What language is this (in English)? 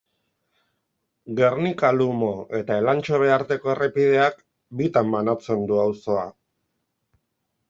Basque